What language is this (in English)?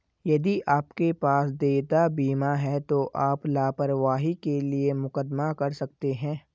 Hindi